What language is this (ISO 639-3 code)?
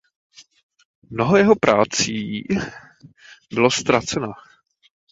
ces